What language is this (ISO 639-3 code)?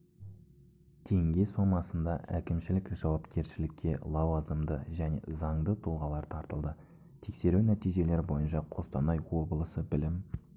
kaz